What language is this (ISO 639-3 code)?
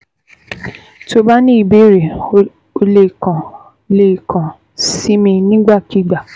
yor